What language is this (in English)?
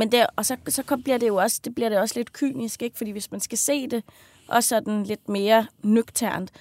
Danish